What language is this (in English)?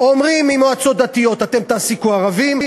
Hebrew